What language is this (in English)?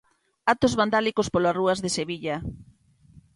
Galician